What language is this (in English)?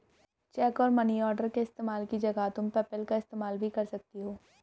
Hindi